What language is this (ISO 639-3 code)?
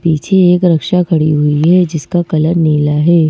hin